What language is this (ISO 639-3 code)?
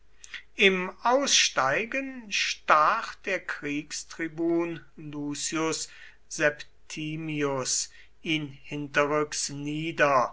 deu